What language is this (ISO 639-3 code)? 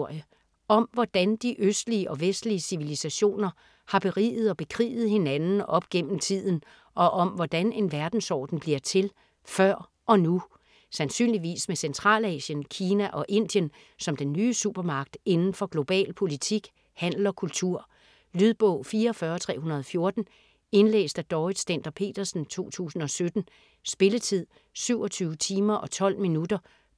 dan